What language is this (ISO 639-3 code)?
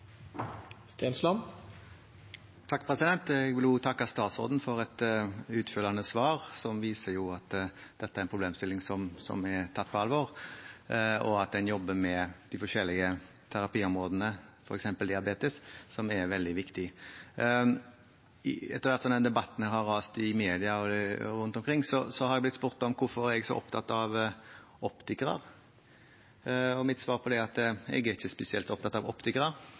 nob